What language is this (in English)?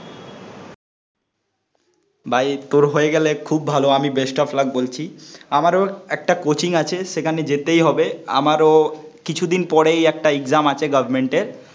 Bangla